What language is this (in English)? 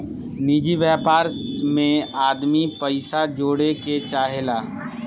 Bhojpuri